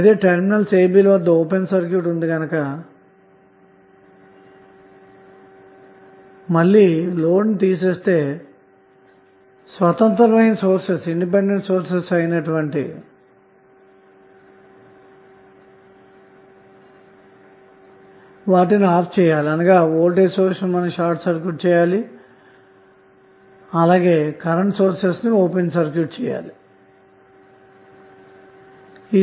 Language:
Telugu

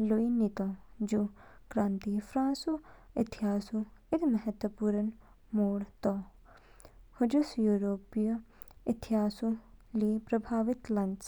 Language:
Kinnauri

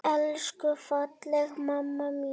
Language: Icelandic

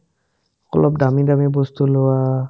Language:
Assamese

